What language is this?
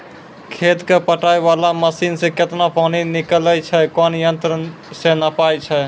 Maithili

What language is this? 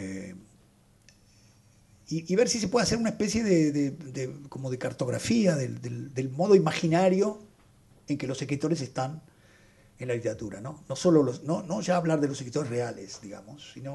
Spanish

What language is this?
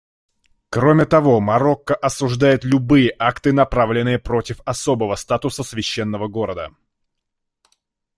Russian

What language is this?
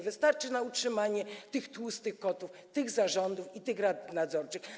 Polish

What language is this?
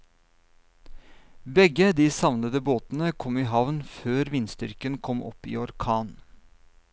Norwegian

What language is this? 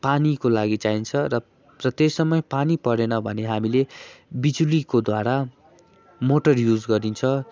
Nepali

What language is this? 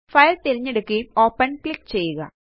Malayalam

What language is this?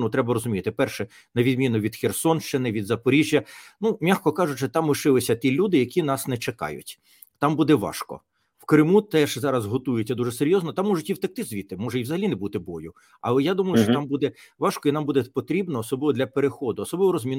Ukrainian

